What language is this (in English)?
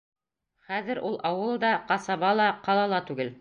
Bashkir